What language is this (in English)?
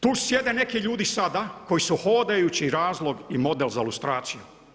Croatian